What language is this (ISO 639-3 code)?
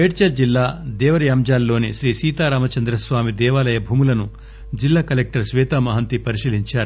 tel